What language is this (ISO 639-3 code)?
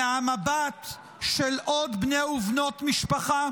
heb